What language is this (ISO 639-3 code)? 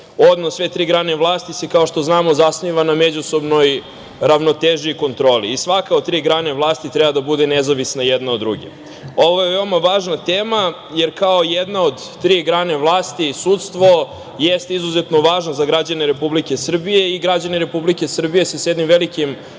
srp